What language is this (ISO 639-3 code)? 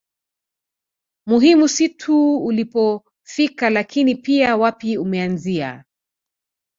swa